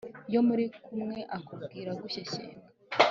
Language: Kinyarwanda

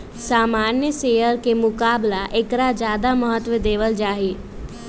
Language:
Magahi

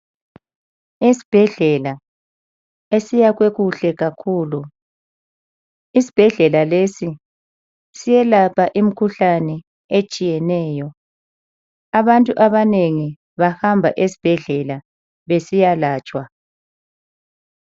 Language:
North Ndebele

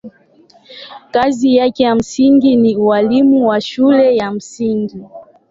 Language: Swahili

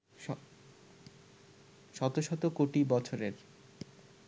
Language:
Bangla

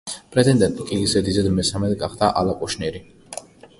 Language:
Georgian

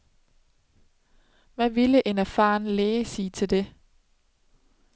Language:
Danish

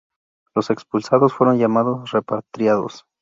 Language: Spanish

